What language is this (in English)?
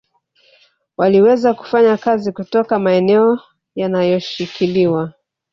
Swahili